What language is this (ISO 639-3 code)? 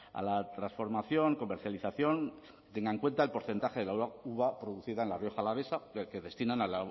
spa